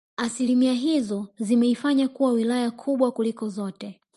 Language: Swahili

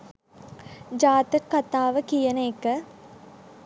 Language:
Sinhala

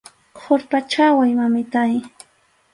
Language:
Arequipa-La Unión Quechua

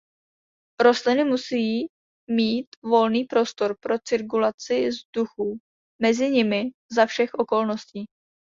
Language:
Czech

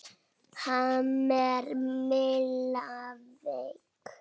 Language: Icelandic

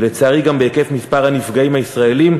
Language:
Hebrew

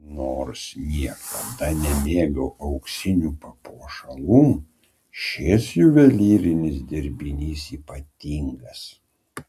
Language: Lithuanian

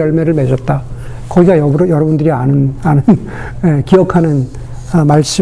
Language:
Korean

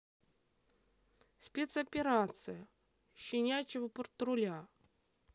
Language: Russian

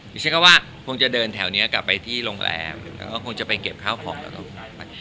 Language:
Thai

